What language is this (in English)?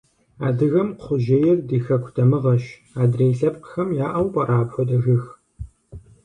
Kabardian